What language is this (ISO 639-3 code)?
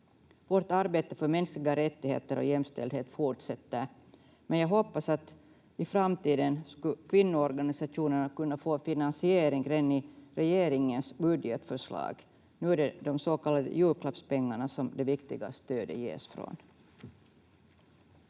fin